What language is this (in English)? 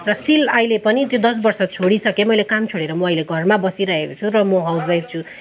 Nepali